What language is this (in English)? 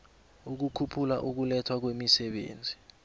South Ndebele